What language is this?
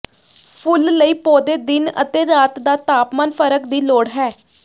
Punjabi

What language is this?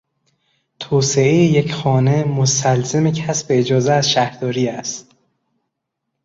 Persian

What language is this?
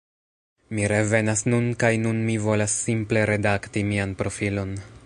Esperanto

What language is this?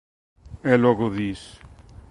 Galician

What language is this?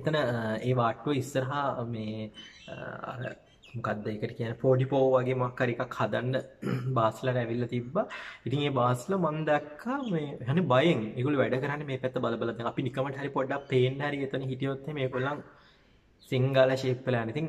Indonesian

